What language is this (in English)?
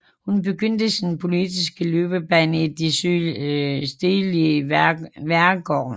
Danish